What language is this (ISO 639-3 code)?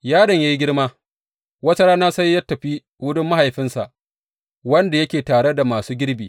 hau